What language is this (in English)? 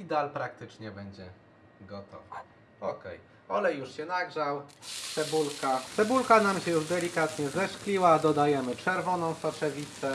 Polish